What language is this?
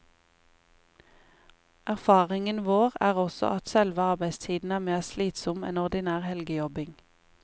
Norwegian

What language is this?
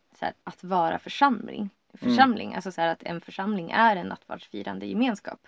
Swedish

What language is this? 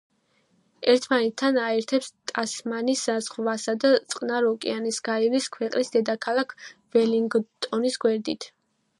Georgian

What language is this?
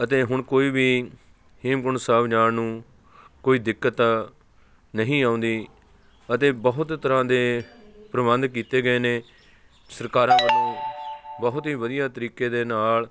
Punjabi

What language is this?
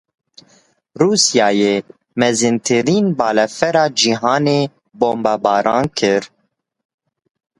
Kurdish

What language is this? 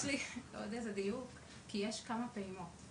Hebrew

